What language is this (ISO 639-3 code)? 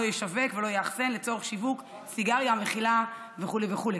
heb